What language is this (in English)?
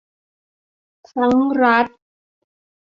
Thai